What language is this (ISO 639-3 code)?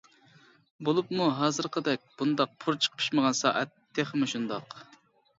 uig